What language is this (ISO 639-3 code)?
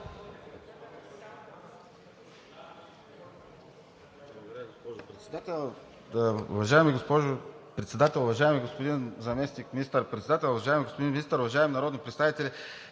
bul